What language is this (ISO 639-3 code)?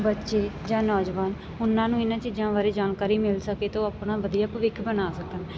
pan